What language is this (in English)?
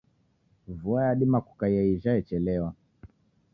Taita